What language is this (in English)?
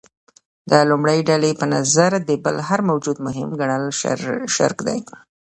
Pashto